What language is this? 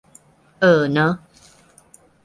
Thai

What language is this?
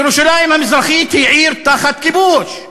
Hebrew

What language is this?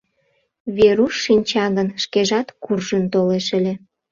Mari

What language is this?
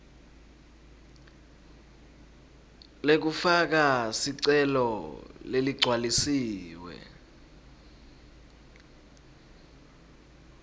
Swati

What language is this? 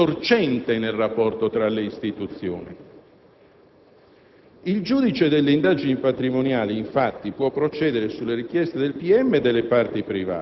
Italian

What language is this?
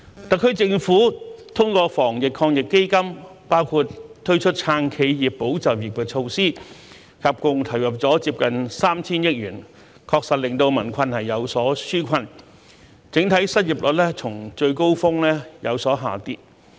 Cantonese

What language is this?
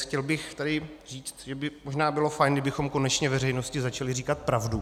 Czech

